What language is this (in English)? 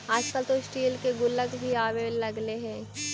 Magahi